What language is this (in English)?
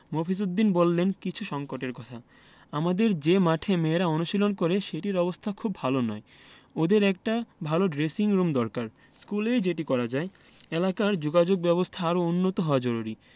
Bangla